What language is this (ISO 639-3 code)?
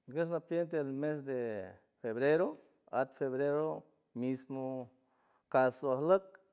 hue